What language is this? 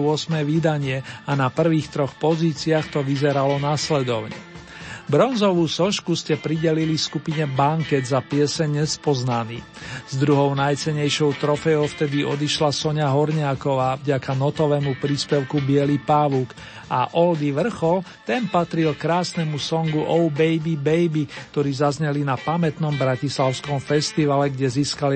Slovak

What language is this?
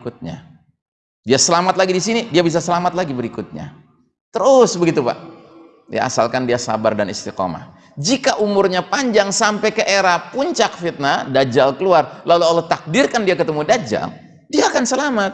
Indonesian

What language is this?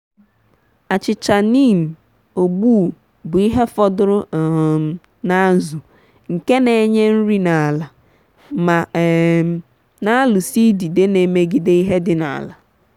Igbo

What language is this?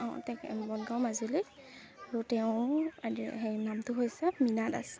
Assamese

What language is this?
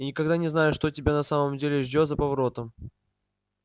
Russian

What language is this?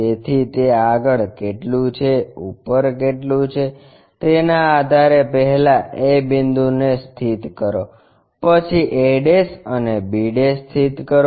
Gujarati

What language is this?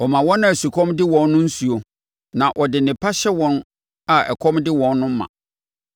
Akan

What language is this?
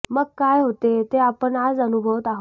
Marathi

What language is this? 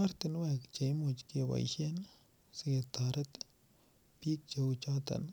Kalenjin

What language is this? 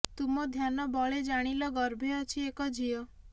Odia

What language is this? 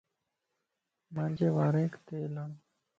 Lasi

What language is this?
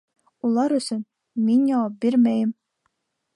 Bashkir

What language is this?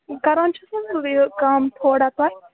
Kashmiri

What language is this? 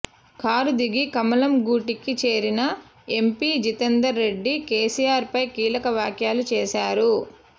Telugu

